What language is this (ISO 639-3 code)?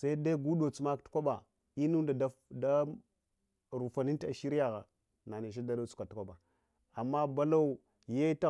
hwo